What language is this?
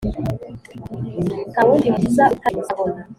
Kinyarwanda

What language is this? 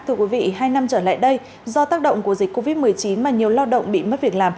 Vietnamese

